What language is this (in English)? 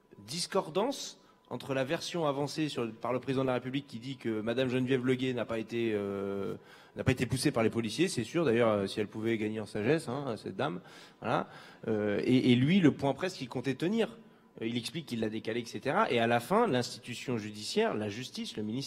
French